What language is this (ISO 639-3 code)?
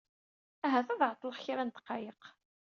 kab